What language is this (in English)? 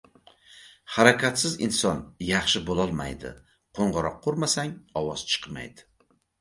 Uzbek